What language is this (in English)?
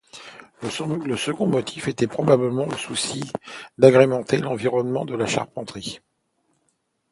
French